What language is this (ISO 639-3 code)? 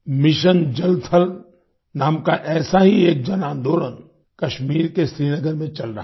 hin